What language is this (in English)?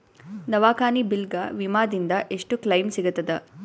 Kannada